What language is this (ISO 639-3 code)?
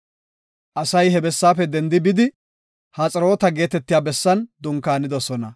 gof